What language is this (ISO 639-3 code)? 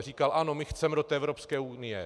ces